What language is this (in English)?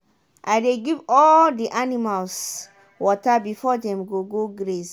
Nigerian Pidgin